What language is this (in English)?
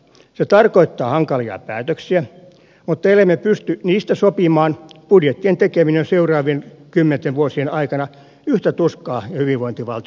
Finnish